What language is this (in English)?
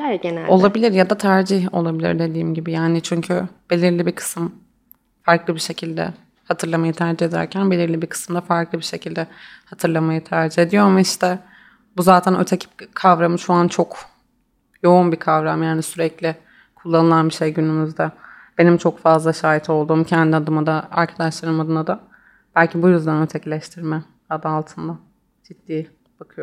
Turkish